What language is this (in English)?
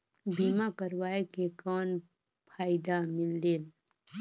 Chhattisgarhi